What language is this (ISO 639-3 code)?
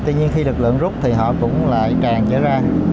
vie